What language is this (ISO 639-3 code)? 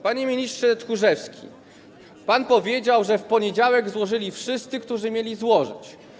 pol